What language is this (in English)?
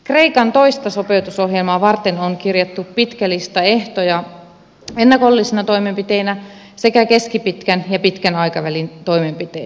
Finnish